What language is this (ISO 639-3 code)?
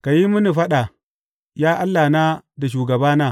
hau